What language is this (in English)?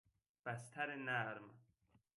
Persian